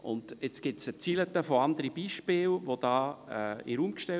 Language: Swiss German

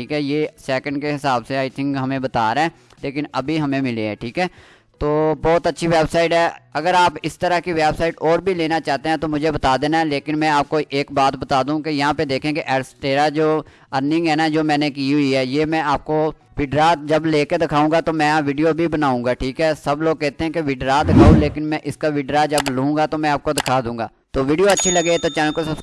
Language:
Hindi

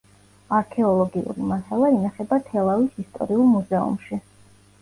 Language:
Georgian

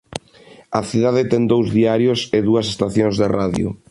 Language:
Galician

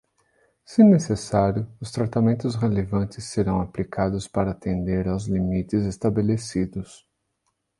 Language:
Portuguese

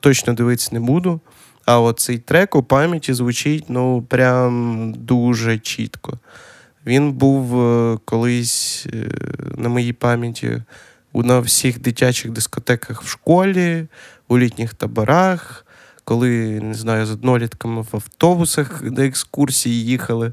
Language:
Ukrainian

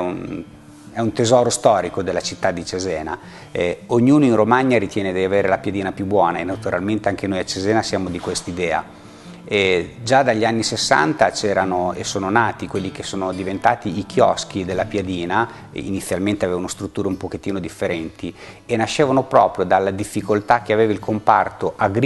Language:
Italian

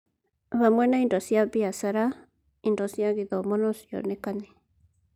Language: Kikuyu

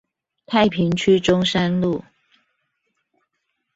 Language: Chinese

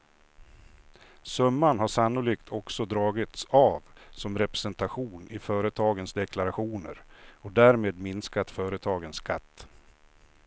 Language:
Swedish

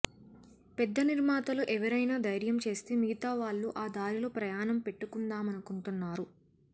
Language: Telugu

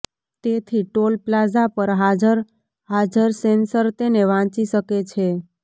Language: Gujarati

